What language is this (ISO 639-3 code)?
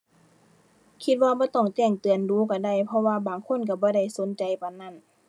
tha